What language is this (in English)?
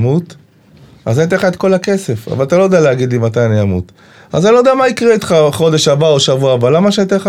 Hebrew